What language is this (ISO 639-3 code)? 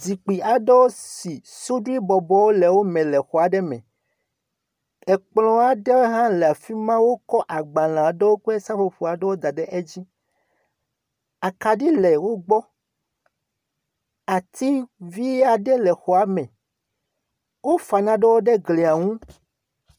ewe